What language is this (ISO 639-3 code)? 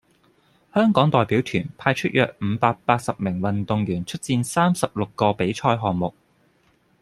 yue